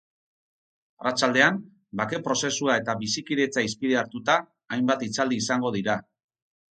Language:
Basque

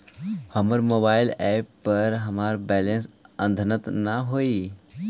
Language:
Magahi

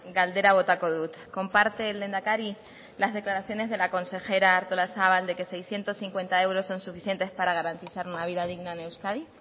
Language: Spanish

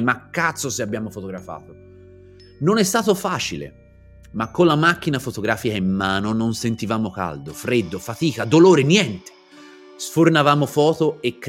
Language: Italian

